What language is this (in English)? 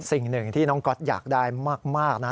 Thai